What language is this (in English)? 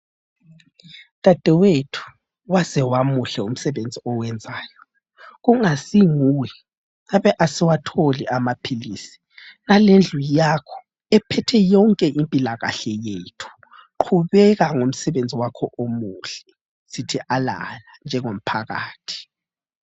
North Ndebele